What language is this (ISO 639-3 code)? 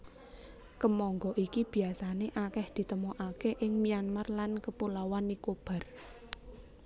jav